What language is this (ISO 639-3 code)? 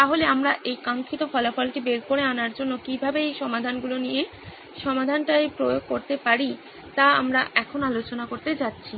ben